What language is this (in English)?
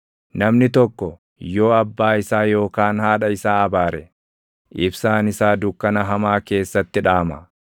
Oromo